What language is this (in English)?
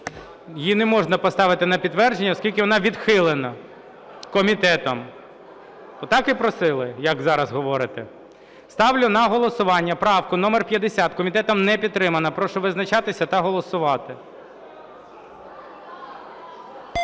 Ukrainian